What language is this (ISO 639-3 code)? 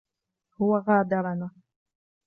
ara